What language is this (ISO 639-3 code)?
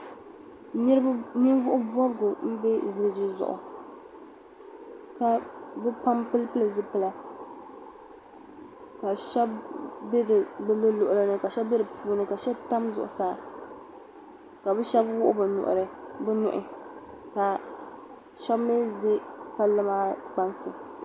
dag